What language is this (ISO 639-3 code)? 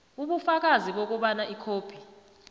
nbl